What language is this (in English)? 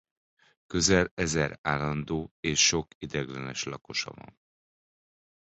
Hungarian